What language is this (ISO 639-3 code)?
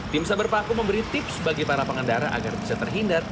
ind